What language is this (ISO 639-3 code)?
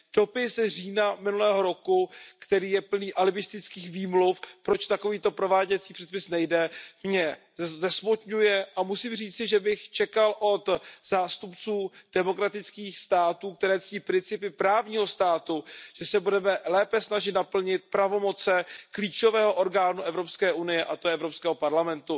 ces